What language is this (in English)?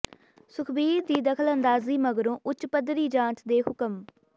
Punjabi